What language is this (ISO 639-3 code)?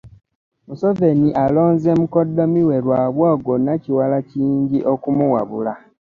lug